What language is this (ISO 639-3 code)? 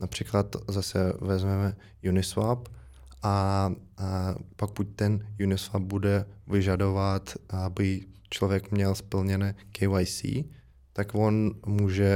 ces